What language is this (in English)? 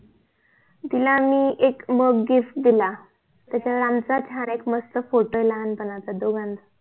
Marathi